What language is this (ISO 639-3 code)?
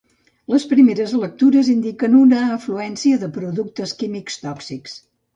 cat